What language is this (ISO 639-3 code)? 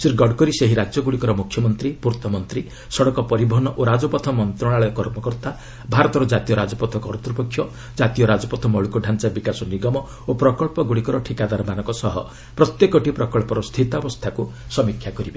ori